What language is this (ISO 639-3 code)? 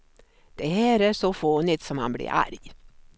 swe